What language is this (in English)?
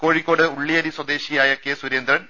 Malayalam